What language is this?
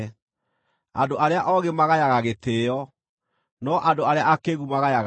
Kikuyu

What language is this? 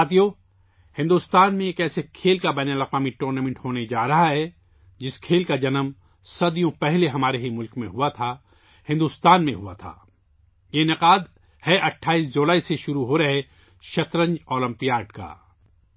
Urdu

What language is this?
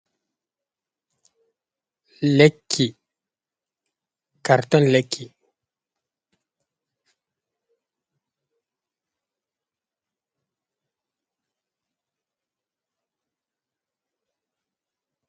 Fula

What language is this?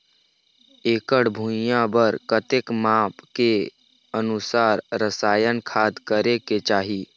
Chhattisgarhi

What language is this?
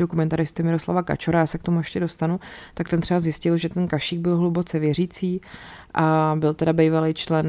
Czech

